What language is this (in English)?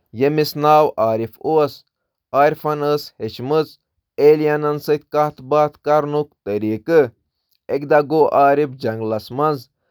Kashmiri